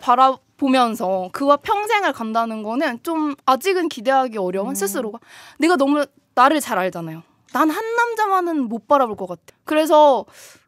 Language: Korean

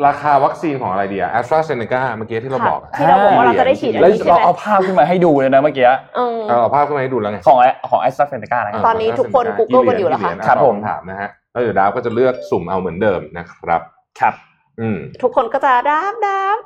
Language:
Thai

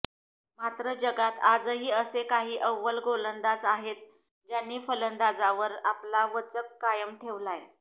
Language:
Marathi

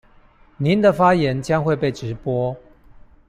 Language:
Chinese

